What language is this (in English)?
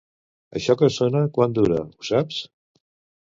Catalan